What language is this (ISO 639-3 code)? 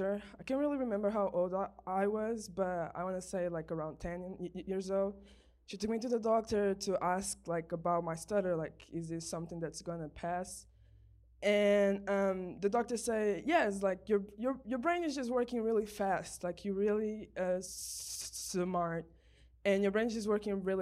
eng